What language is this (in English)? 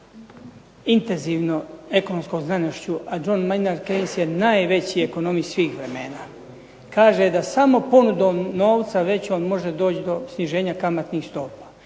Croatian